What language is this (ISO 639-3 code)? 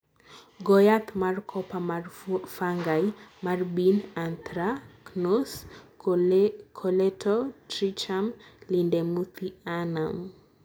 luo